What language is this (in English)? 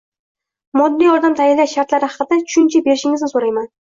Uzbek